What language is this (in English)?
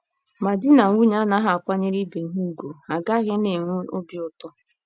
Igbo